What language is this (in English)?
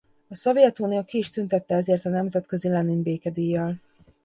Hungarian